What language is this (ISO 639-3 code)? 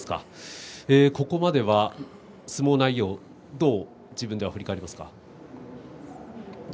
jpn